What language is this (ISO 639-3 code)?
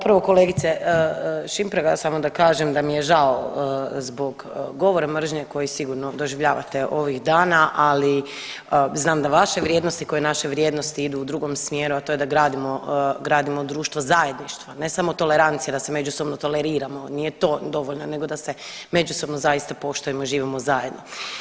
hrv